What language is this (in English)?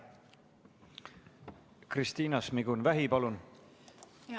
Estonian